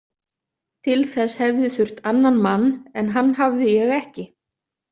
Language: Icelandic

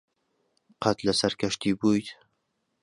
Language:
Central Kurdish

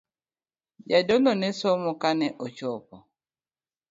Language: Luo (Kenya and Tanzania)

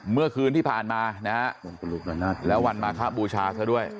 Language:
Thai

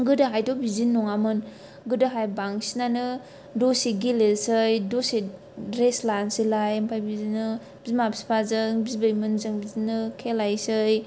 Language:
Bodo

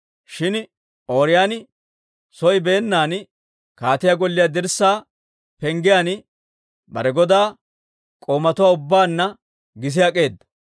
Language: Dawro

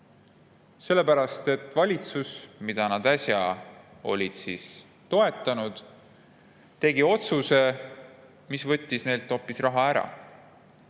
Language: Estonian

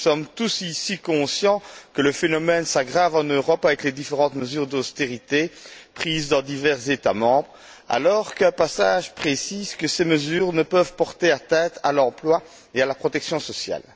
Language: French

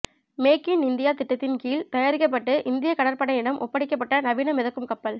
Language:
Tamil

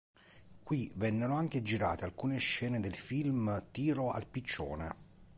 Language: Italian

